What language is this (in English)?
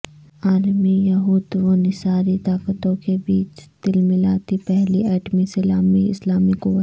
Urdu